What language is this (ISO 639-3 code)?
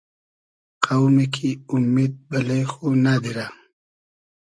haz